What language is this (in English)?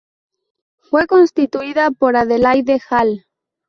Spanish